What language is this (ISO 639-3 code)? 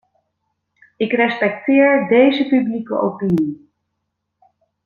nld